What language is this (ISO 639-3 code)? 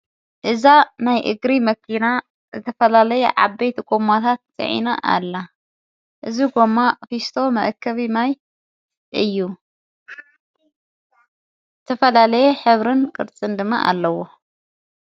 tir